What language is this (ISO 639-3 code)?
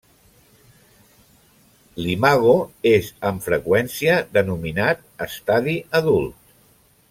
cat